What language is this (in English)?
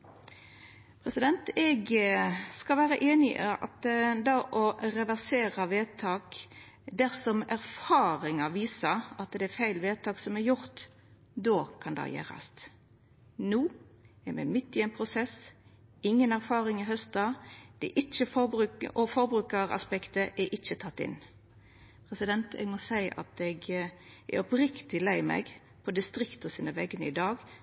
Norwegian Nynorsk